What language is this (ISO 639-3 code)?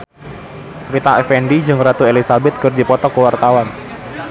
sun